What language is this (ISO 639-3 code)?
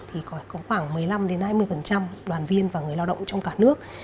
vie